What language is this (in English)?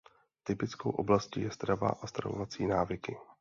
Czech